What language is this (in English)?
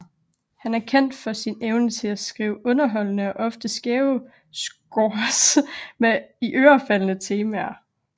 Danish